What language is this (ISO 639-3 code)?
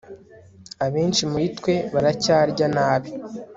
kin